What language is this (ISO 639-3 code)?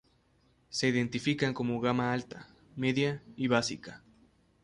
spa